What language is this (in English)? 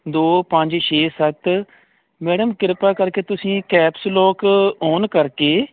Punjabi